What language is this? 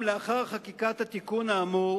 Hebrew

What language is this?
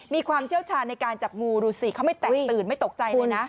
Thai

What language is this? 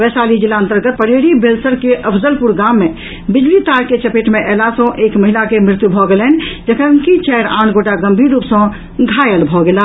Maithili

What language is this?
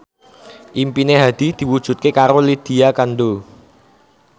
Javanese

